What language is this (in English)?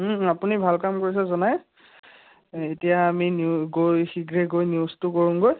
Assamese